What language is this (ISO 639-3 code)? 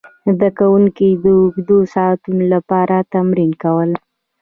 pus